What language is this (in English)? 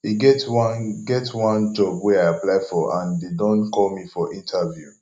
Nigerian Pidgin